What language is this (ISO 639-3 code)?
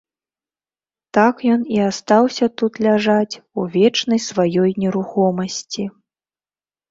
bel